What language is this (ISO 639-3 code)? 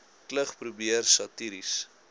afr